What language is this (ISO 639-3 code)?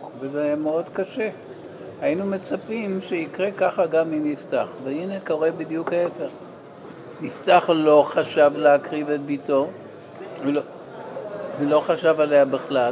heb